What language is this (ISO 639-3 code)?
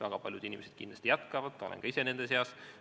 est